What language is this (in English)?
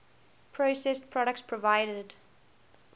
English